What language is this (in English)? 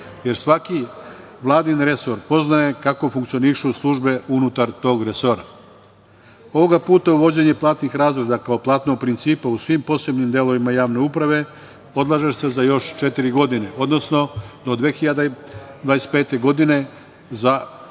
Serbian